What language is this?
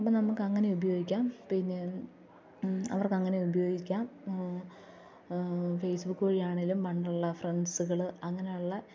Malayalam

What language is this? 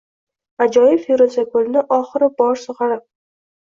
Uzbek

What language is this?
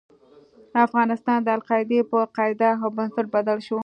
Pashto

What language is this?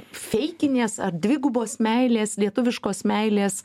Lithuanian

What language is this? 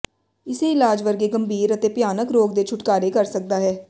Punjabi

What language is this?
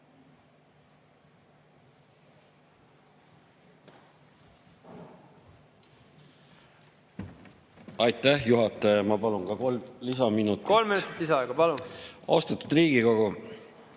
Estonian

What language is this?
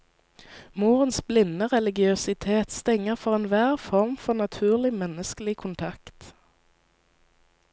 Norwegian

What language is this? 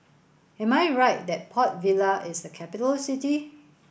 English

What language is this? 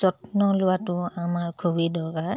Assamese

